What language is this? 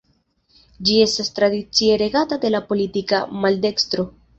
Esperanto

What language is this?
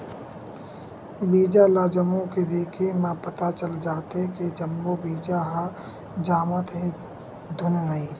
Chhattisgarhi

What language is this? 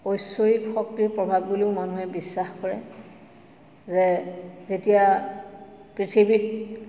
Assamese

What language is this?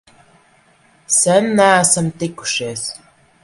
Latvian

